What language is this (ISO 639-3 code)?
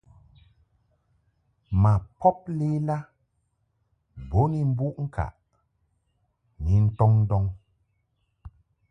mhk